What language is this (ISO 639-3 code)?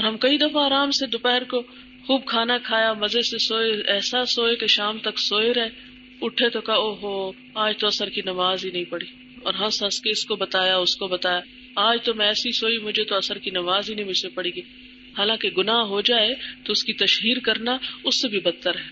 urd